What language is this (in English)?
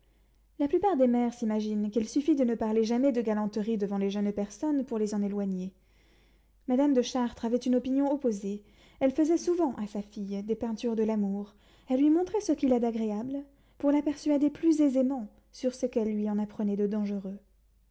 French